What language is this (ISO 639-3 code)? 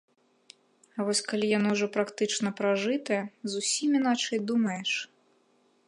bel